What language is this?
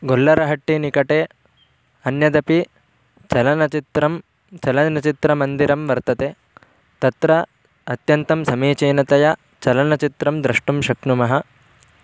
Sanskrit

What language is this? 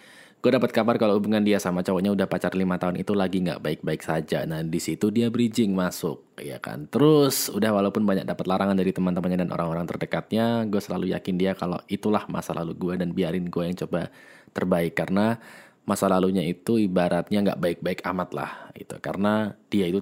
Indonesian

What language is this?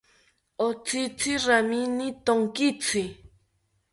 South Ucayali Ashéninka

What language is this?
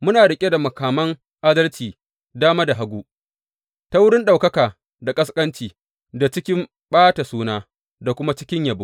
Hausa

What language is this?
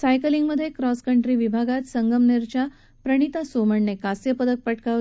Marathi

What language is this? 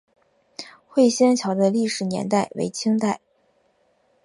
Chinese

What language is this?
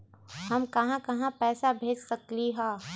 Magahi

